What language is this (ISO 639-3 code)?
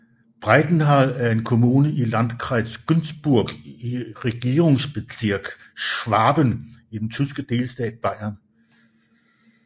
dan